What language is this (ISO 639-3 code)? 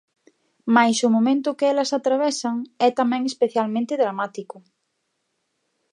glg